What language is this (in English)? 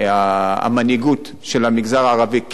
Hebrew